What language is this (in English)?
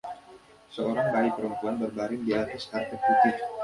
Indonesian